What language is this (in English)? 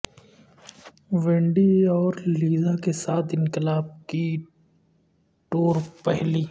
Urdu